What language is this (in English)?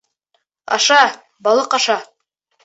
Bashkir